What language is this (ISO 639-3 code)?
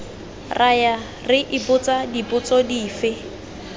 tsn